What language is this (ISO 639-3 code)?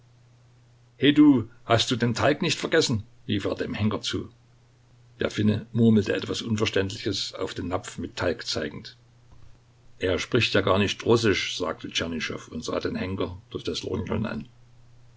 deu